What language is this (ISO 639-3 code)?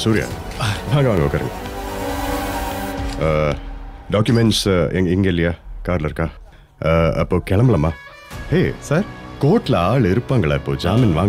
tam